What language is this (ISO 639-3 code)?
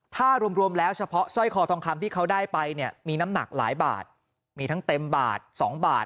tha